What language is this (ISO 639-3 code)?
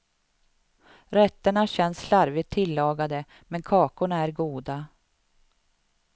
swe